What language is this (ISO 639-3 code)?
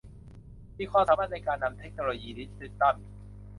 tha